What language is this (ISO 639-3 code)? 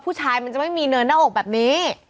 tha